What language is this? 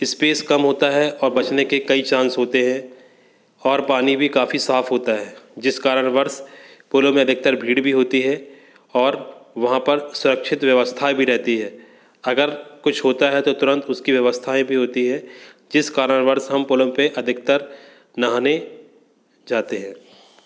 Hindi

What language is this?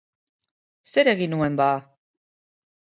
Basque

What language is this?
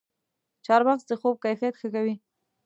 Pashto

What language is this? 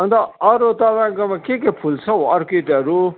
Nepali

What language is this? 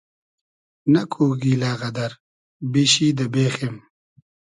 Hazaragi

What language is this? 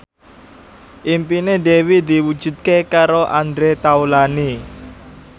Javanese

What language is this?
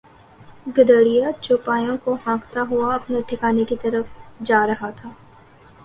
Urdu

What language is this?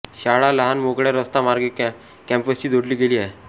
Marathi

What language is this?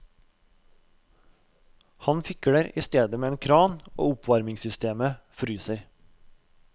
Norwegian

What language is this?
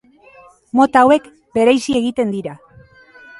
Basque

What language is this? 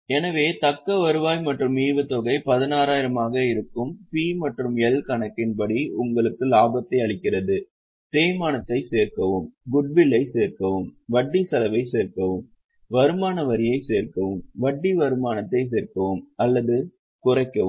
Tamil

